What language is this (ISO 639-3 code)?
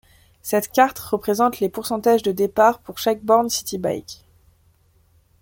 fra